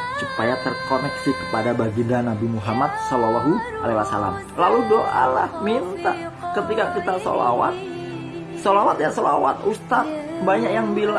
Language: Indonesian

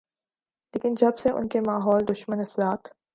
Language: Urdu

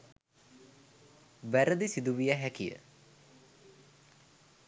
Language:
Sinhala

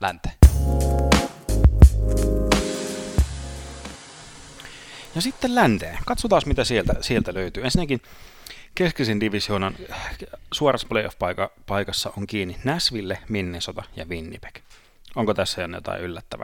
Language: Finnish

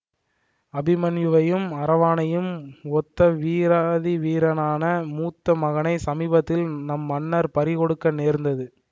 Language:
Tamil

